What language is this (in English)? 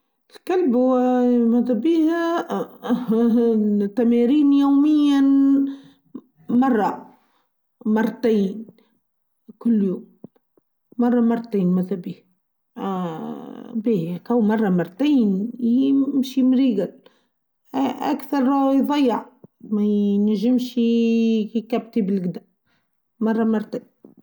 Tunisian Arabic